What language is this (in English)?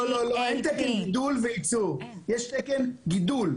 Hebrew